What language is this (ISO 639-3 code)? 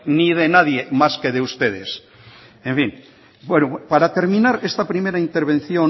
spa